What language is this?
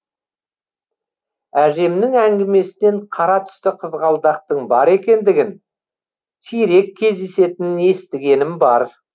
Kazakh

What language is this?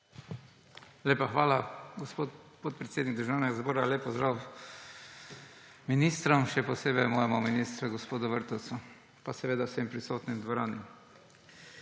Slovenian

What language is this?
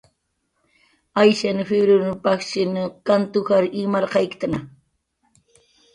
Jaqaru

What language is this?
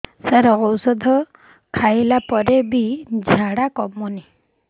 Odia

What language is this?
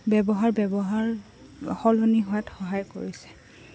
Assamese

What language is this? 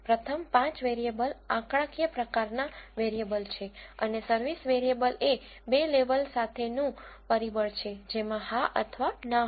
Gujarati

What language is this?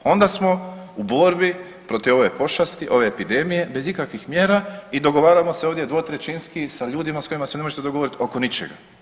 Croatian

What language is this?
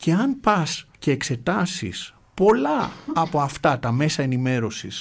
Greek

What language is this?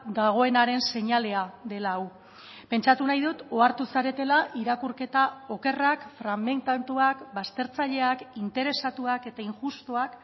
Basque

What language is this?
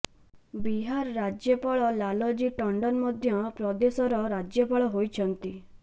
Odia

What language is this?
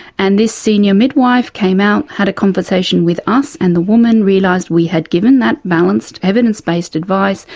English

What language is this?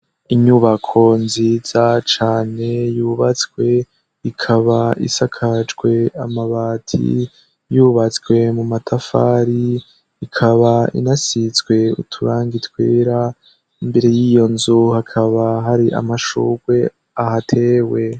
Rundi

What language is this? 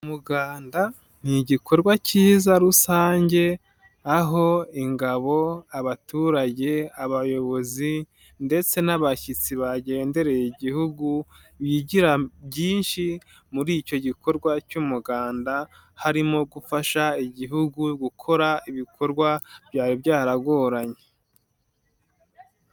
Kinyarwanda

